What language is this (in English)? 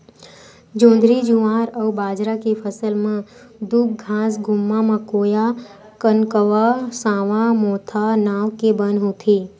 Chhattisgarhi